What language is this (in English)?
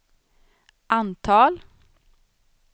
Swedish